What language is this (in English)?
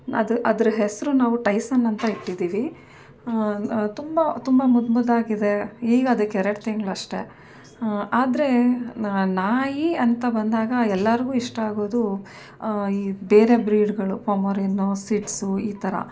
Kannada